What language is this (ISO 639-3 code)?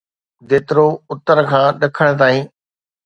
snd